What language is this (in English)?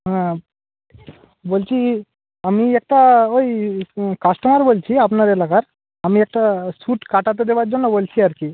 Bangla